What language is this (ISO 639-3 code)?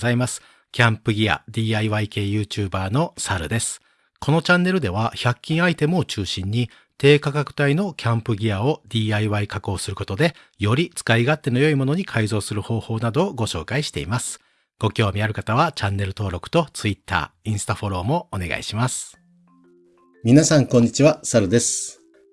jpn